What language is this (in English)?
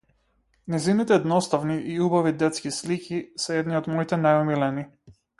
Macedonian